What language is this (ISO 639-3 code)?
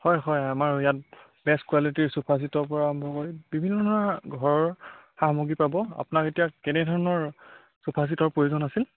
asm